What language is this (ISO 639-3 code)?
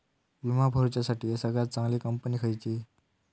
mar